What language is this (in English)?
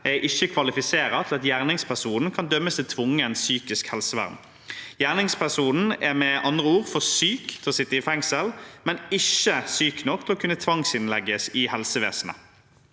Norwegian